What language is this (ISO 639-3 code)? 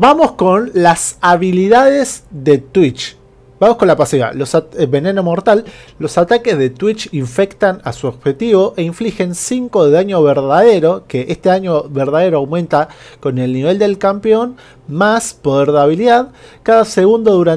spa